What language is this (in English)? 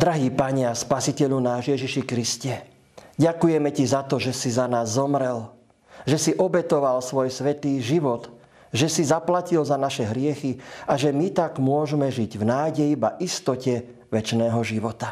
Slovak